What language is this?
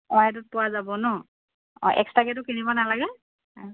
Assamese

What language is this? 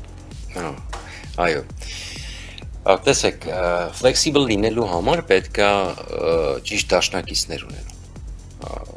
Romanian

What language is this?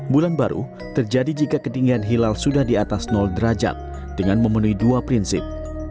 Indonesian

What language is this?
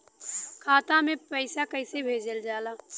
Bhojpuri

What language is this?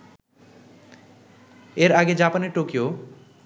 Bangla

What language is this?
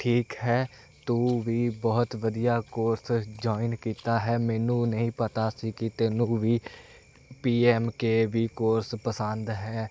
Punjabi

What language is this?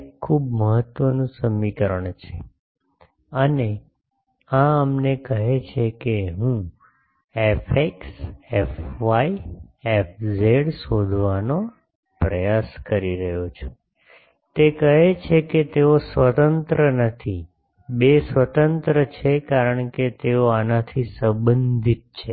Gujarati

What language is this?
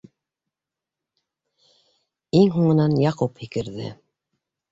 Bashkir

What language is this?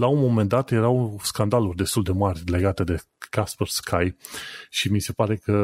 Romanian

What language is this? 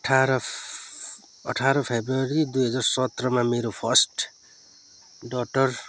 Nepali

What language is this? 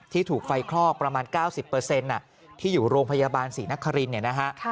Thai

